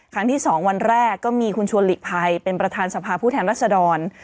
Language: Thai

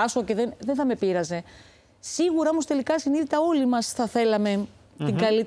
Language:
Greek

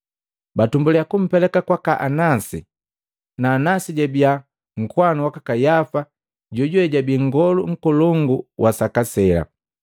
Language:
Matengo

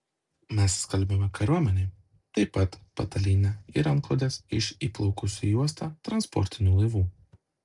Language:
Lithuanian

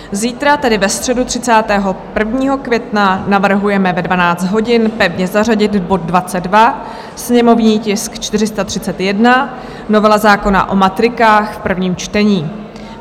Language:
Czech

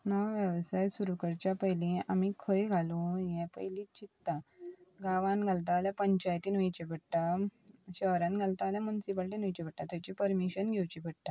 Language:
Konkani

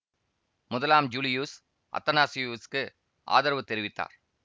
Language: Tamil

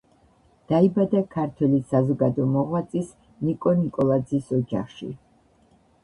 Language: Georgian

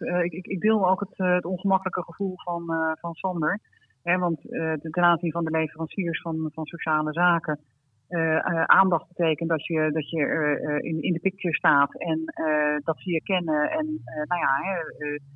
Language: Dutch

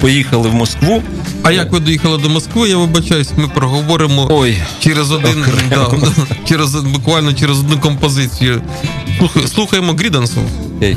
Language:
Ukrainian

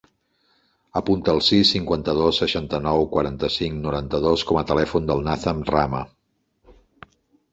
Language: Catalan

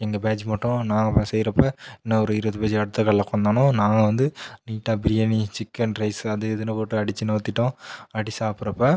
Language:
Tamil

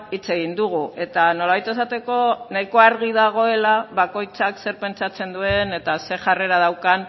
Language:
Basque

